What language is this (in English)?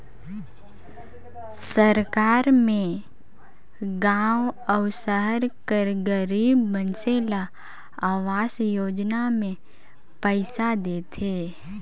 Chhattisgarhi